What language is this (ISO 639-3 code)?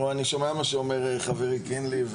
heb